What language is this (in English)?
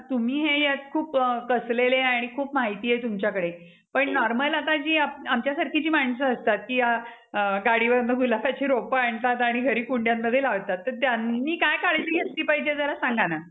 Marathi